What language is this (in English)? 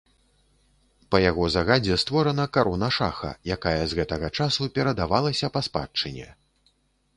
Belarusian